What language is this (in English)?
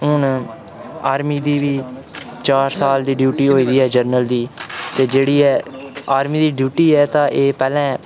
Dogri